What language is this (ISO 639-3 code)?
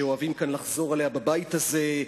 heb